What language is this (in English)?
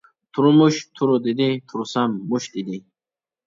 Uyghur